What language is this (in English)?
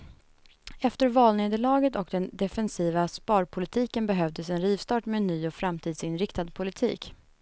Swedish